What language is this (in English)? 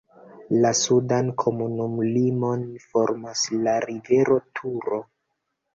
Esperanto